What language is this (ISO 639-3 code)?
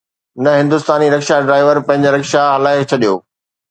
snd